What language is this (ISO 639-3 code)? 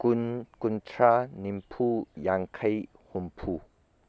mni